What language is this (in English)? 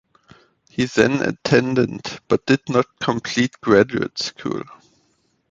English